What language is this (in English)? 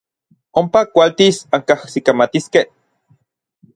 Orizaba Nahuatl